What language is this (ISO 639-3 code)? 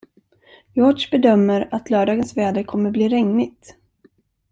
swe